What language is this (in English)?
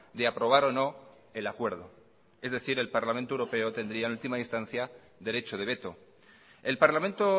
Spanish